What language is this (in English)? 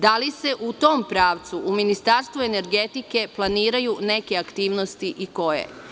Serbian